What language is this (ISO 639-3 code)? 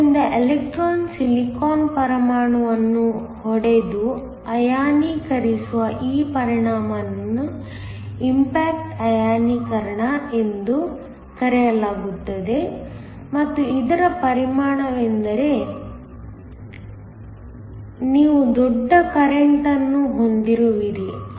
kan